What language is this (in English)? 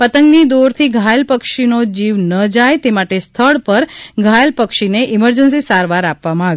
Gujarati